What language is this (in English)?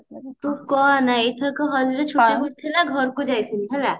Odia